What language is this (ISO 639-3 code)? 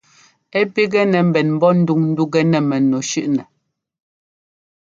jgo